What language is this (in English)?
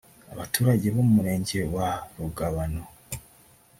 Kinyarwanda